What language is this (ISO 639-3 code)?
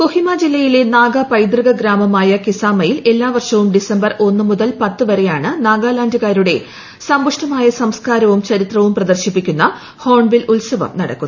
mal